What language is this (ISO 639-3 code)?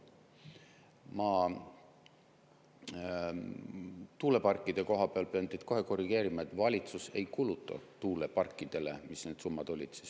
est